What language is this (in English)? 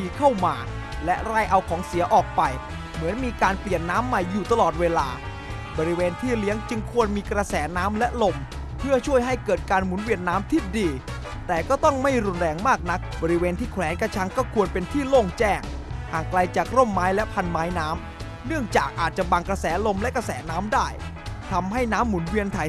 Thai